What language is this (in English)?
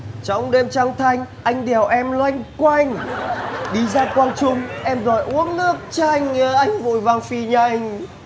Vietnamese